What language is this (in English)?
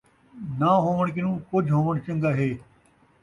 Saraiki